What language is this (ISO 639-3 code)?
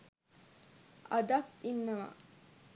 sin